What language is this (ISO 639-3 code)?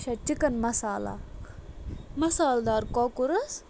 kas